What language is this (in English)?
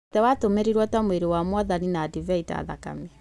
Kikuyu